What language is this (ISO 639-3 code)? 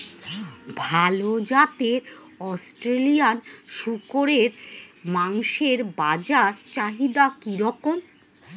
ben